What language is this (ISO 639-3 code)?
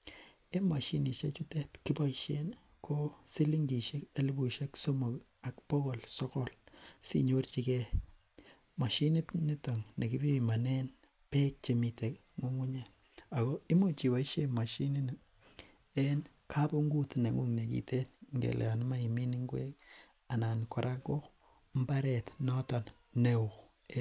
kln